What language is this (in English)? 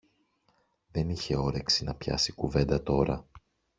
Greek